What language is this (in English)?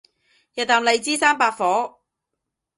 Cantonese